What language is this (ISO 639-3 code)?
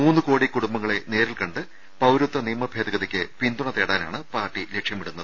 mal